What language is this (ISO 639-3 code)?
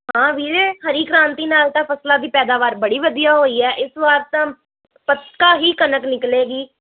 pan